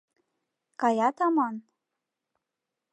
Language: Mari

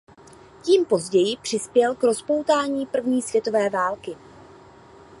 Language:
Czech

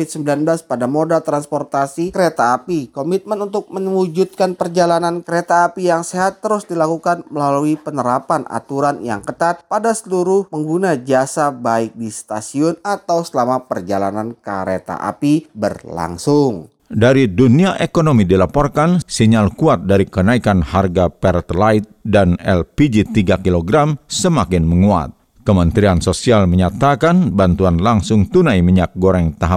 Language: Indonesian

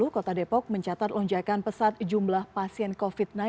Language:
Indonesian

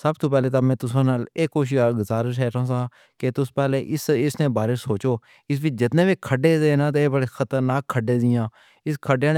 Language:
Pahari-Potwari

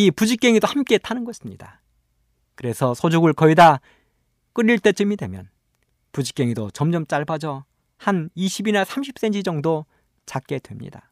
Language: Korean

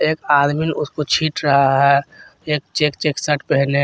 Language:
Hindi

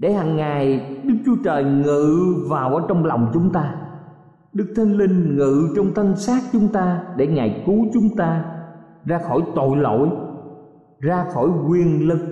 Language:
Vietnamese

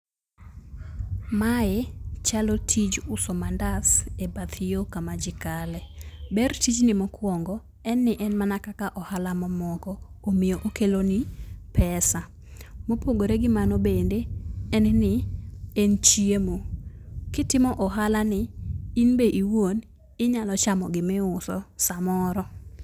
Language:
Luo (Kenya and Tanzania)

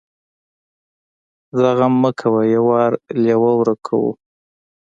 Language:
Pashto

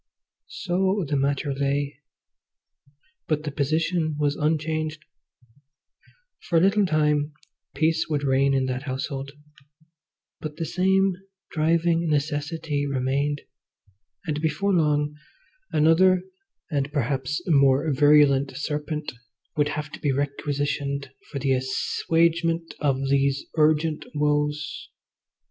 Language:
English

